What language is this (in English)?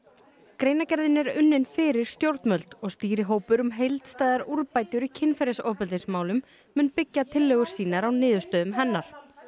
Icelandic